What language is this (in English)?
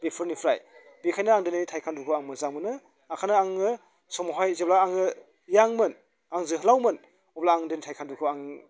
Bodo